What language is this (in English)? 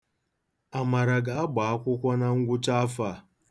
Igbo